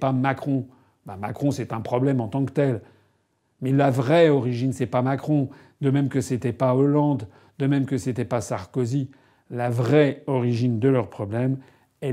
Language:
French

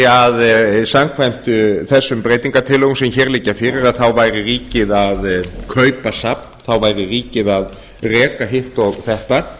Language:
Icelandic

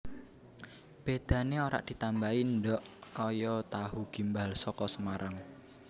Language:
Javanese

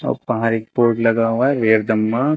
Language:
Hindi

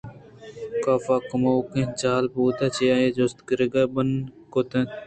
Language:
Eastern Balochi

